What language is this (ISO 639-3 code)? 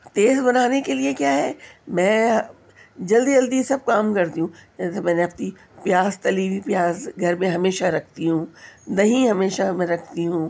urd